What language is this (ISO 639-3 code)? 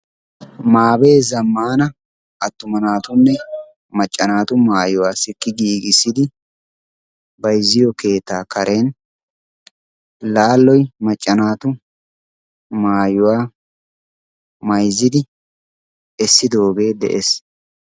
wal